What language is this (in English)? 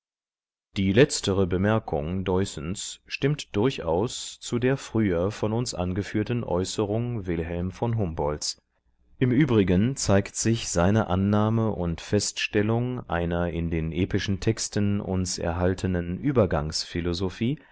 German